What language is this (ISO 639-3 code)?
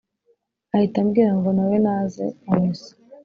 kin